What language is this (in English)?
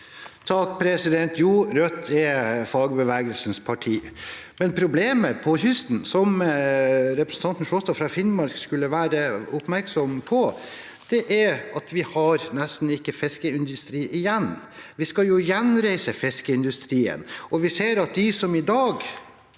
Norwegian